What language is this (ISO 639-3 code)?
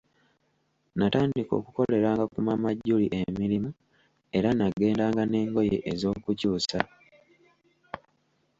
lug